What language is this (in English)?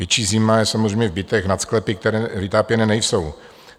Czech